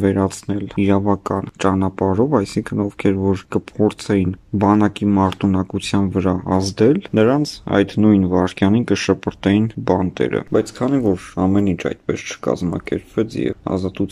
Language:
Romanian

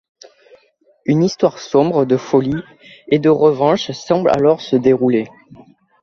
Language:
French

